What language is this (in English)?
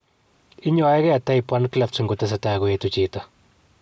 Kalenjin